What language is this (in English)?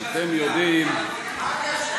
Hebrew